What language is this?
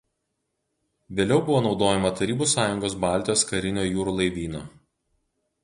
Lithuanian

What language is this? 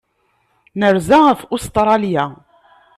Kabyle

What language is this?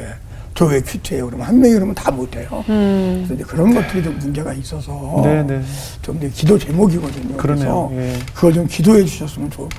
Korean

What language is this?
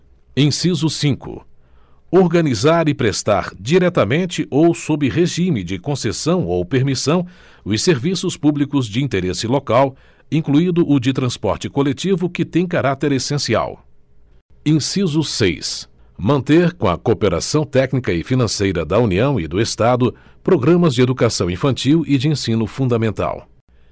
Portuguese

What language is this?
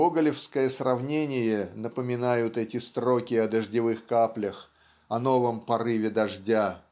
Russian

